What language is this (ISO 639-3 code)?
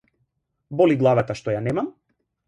mkd